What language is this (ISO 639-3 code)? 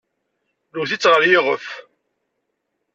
kab